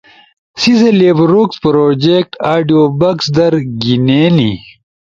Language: Ushojo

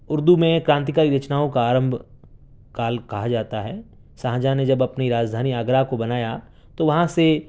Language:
Urdu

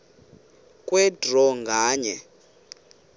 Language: Xhosa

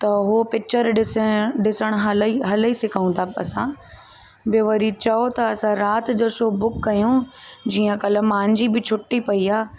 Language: Sindhi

